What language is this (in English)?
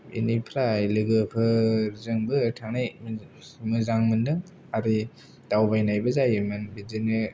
Bodo